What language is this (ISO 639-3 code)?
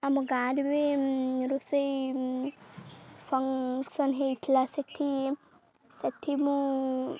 ori